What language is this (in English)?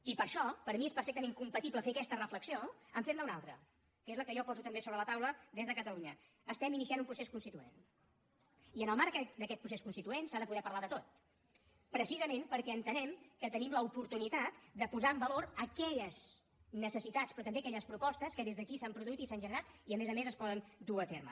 Catalan